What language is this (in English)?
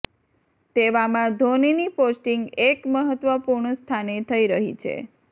Gujarati